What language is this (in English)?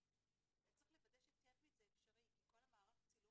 Hebrew